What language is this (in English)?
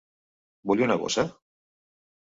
Catalan